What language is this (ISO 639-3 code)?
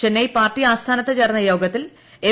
mal